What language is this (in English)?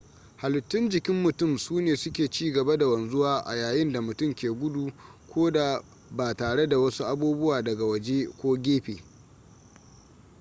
Hausa